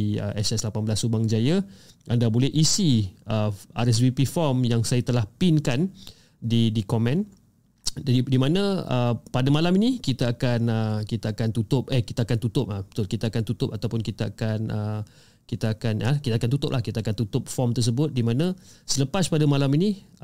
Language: Malay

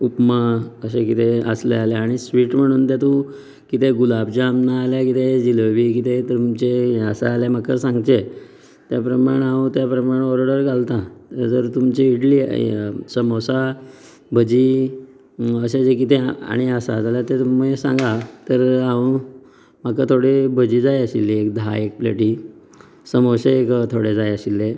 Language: Konkani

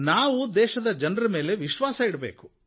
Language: Kannada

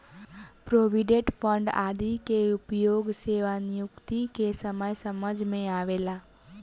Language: Bhojpuri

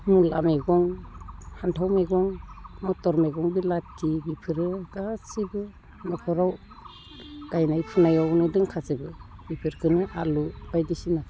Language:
Bodo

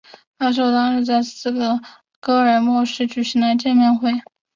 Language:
Chinese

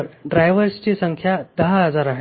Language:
Marathi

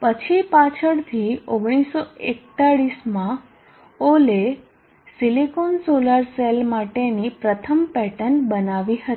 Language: Gujarati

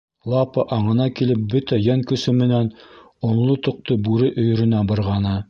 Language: Bashkir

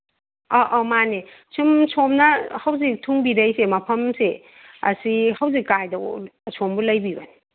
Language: Manipuri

